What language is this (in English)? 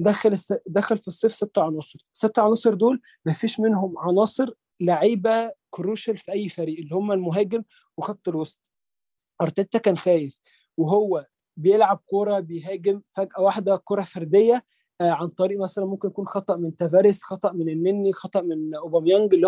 Arabic